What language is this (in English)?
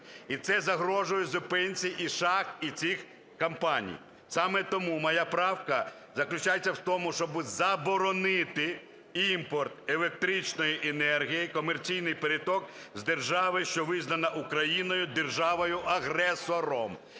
Ukrainian